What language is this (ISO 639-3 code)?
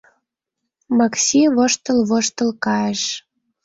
chm